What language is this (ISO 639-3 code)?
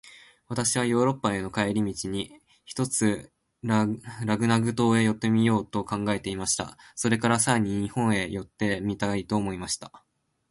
jpn